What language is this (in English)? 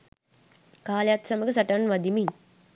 Sinhala